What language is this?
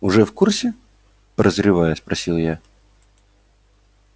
Russian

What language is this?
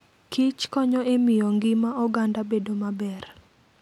Luo (Kenya and Tanzania)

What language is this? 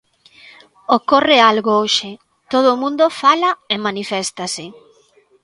Galician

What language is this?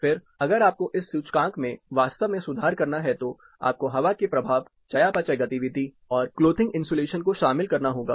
Hindi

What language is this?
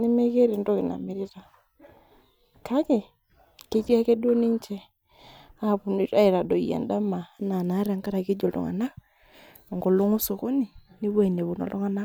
Masai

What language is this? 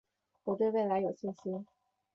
Chinese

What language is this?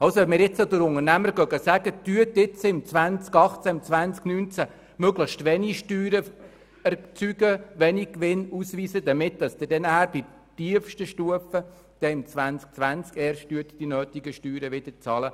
Swiss German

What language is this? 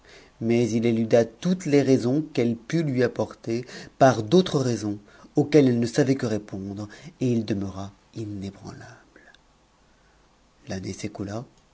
French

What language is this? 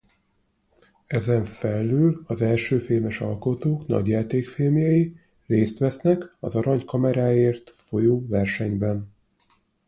Hungarian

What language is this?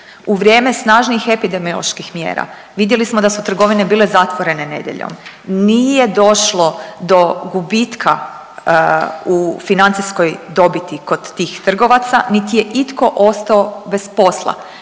Croatian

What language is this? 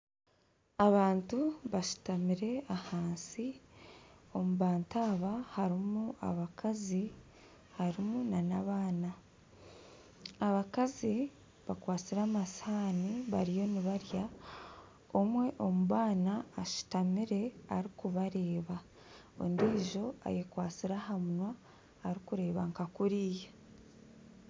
Nyankole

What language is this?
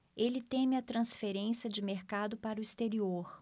Portuguese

